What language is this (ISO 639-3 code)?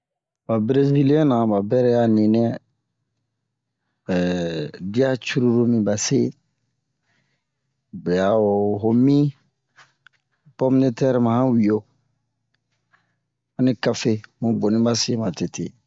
bmq